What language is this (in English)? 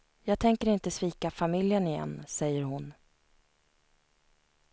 Swedish